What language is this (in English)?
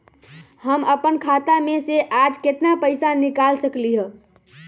Magahi